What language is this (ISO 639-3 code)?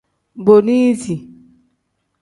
kdh